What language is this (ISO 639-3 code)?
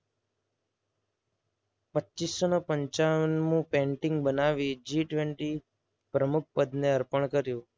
guj